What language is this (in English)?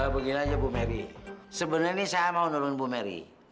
Indonesian